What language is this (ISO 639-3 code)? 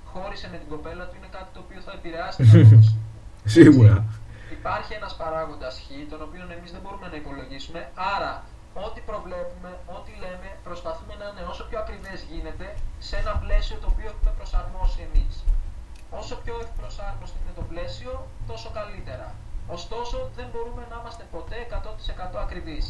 ell